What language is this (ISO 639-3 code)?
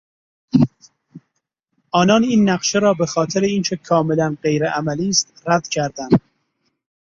fas